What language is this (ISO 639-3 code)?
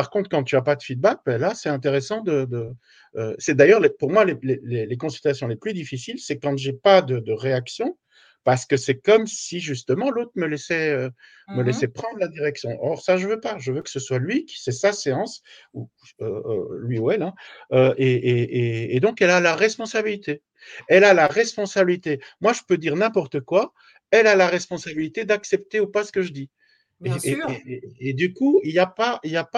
fra